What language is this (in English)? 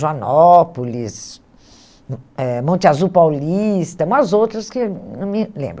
Portuguese